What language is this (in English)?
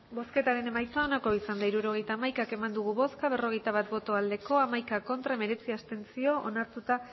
Basque